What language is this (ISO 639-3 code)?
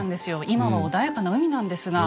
jpn